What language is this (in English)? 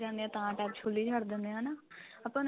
Punjabi